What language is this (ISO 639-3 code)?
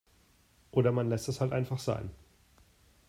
deu